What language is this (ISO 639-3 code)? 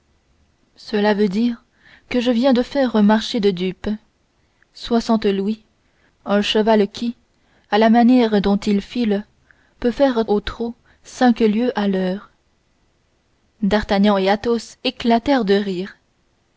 fra